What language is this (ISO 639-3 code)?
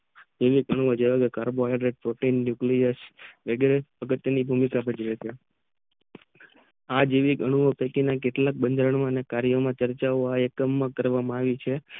guj